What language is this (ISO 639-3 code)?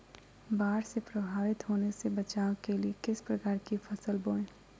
mag